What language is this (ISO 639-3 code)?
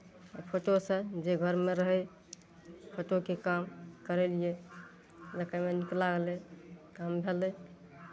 mai